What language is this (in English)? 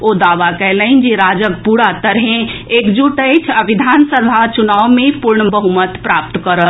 Maithili